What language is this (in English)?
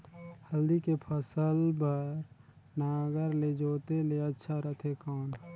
Chhattisgarhi